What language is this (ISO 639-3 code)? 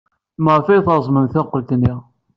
kab